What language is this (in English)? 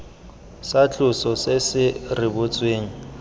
Tswana